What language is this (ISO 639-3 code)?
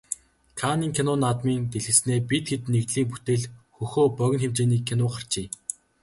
mon